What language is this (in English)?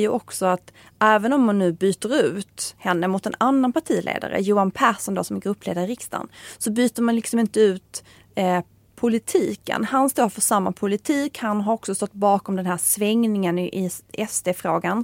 Swedish